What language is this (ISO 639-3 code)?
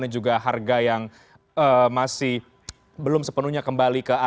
ind